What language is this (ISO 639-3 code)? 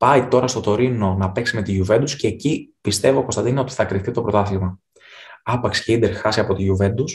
ell